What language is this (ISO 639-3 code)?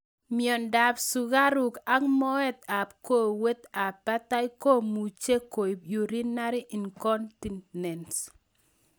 kln